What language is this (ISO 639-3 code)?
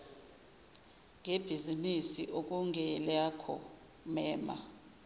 zul